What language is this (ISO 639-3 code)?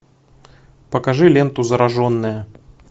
rus